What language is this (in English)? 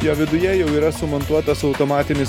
Lithuanian